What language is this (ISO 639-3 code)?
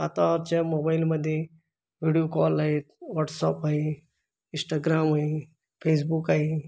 mar